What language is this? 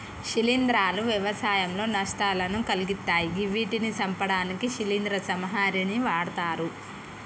Telugu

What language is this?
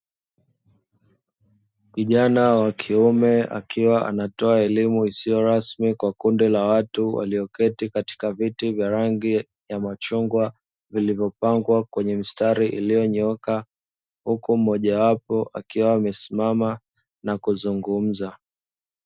Swahili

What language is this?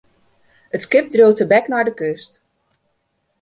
Western Frisian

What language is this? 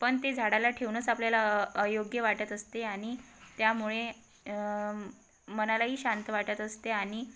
Marathi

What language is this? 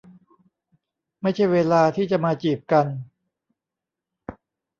Thai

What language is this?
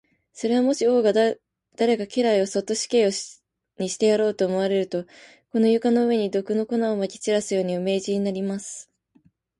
Japanese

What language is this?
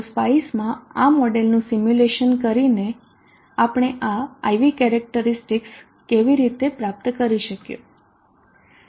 Gujarati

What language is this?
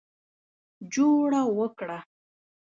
Pashto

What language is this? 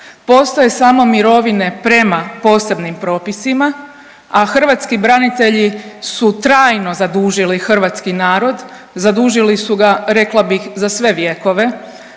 Croatian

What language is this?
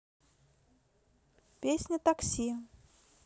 Russian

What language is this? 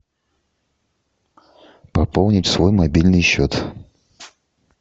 Russian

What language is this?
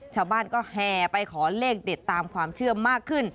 Thai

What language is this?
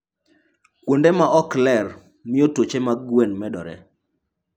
Luo (Kenya and Tanzania)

